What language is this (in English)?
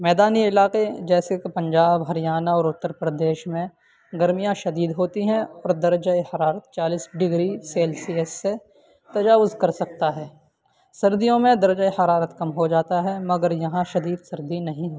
Urdu